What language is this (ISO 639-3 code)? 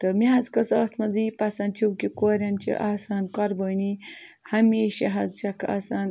kas